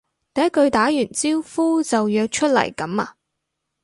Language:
Cantonese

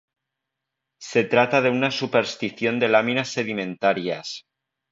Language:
Spanish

